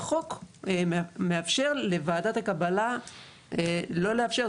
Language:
Hebrew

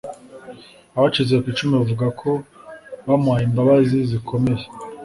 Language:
Kinyarwanda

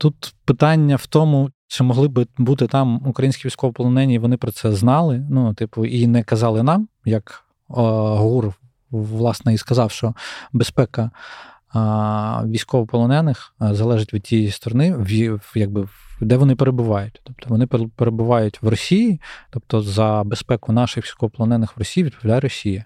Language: Ukrainian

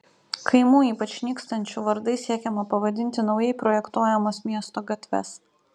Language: Lithuanian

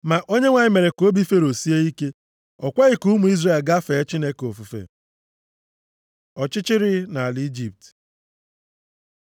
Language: Igbo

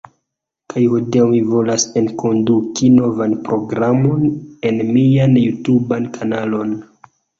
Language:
Esperanto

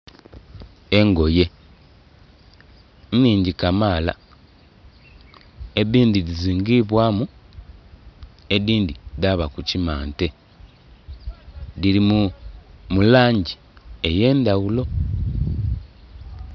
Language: Soga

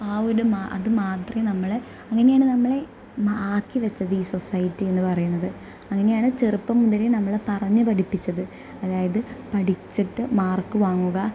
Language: Malayalam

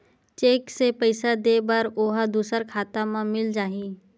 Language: Chhattisgarhi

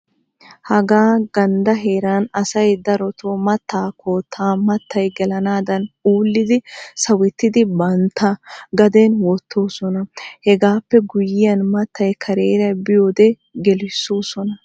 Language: Wolaytta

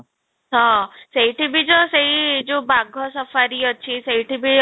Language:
Odia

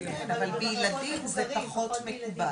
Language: Hebrew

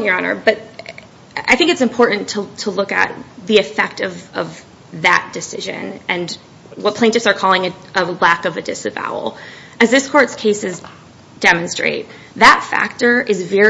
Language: English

